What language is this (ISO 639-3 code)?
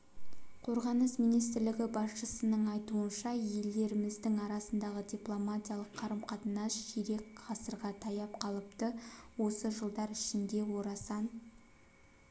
kaz